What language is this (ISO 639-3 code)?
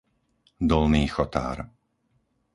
slk